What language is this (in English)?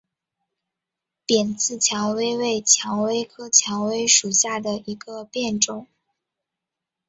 Chinese